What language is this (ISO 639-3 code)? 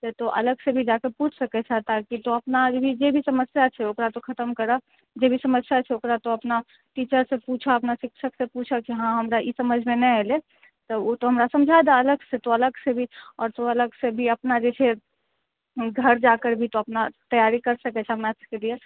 mai